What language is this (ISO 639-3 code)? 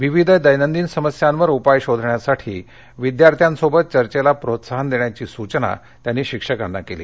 mar